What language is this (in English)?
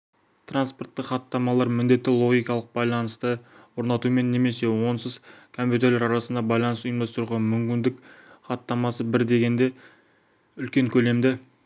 Kazakh